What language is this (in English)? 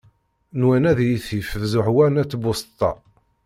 Kabyle